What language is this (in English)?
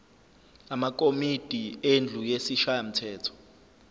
Zulu